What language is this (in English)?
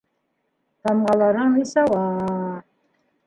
Bashkir